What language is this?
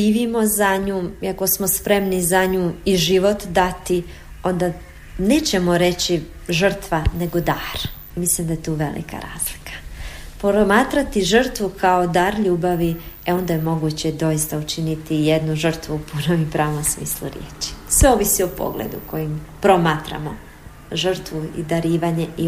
Croatian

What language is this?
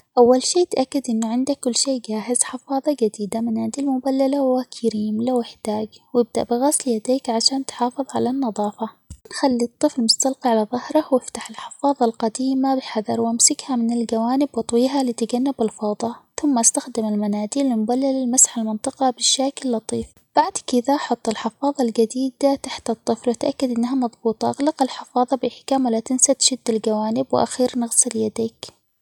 Omani Arabic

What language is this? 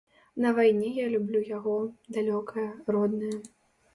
Belarusian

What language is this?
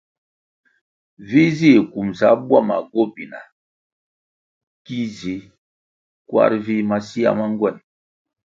Kwasio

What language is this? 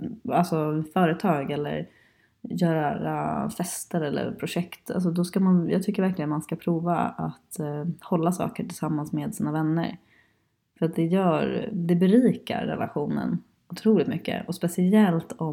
Swedish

